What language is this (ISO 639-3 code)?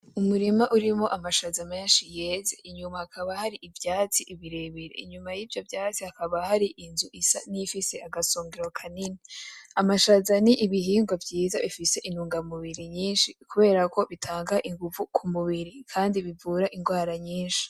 run